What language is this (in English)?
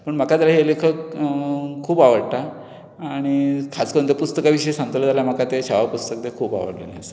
Konkani